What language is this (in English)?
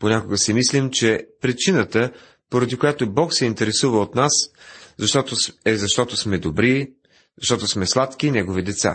Bulgarian